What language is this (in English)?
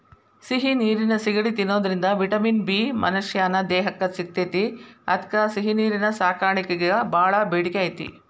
Kannada